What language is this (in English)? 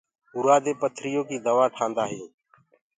Gurgula